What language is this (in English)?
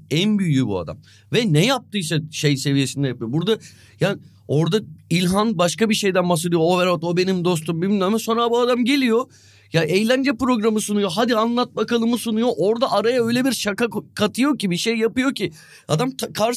Turkish